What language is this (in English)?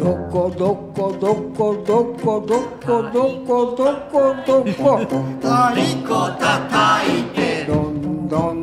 Japanese